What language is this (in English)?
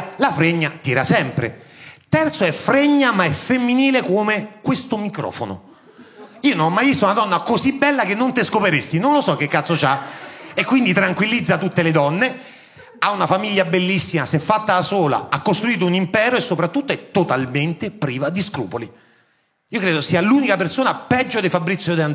Italian